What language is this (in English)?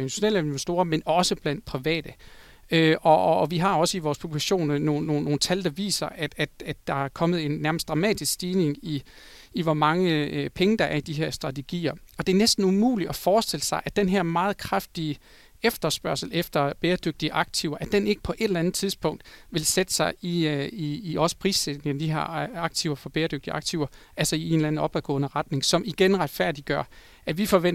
Danish